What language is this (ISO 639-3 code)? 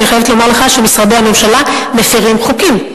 heb